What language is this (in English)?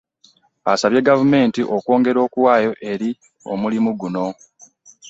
Ganda